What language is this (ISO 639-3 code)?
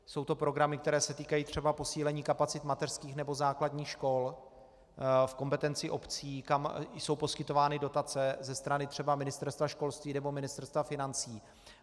ces